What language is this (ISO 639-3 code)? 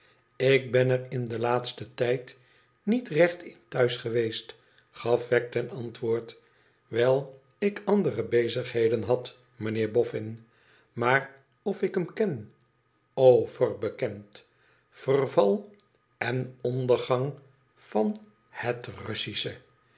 nld